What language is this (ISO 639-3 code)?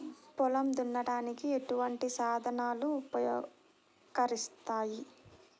tel